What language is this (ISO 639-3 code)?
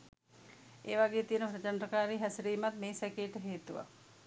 sin